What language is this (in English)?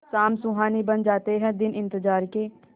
Hindi